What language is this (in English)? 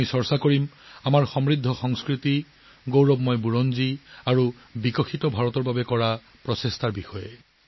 Assamese